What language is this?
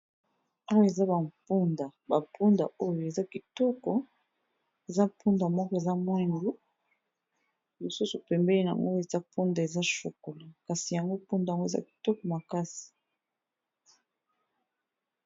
Lingala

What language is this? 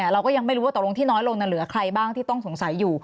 Thai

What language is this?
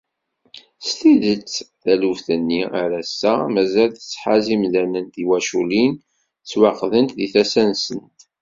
Kabyle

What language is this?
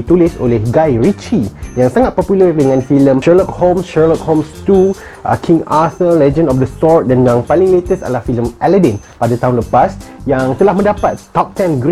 Malay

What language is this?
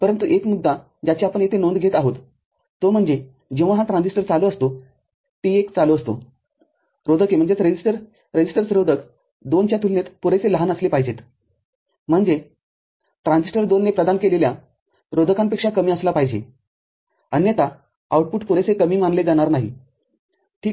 Marathi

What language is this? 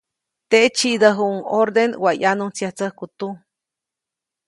Copainalá Zoque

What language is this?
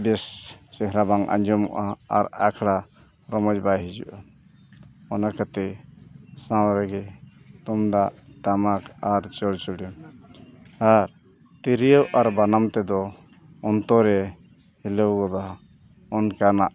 Santali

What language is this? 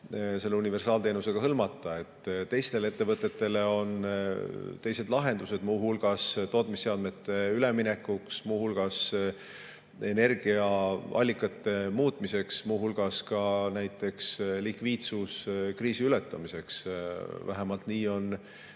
Estonian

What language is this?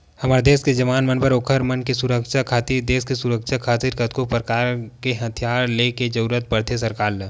Chhattisgarhi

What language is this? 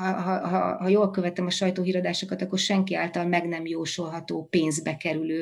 Hungarian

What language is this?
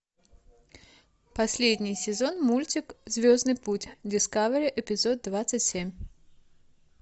Russian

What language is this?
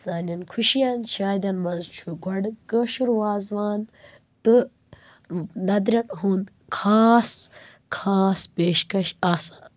Kashmiri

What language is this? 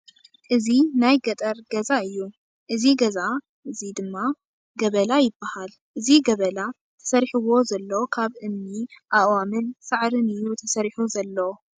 Tigrinya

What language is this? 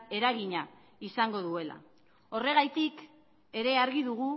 Basque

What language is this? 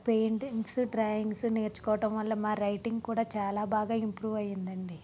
Telugu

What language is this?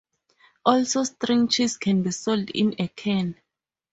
English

